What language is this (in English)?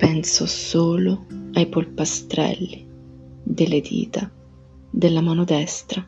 Italian